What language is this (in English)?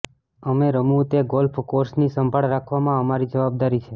Gujarati